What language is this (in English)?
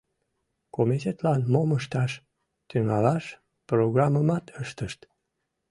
Mari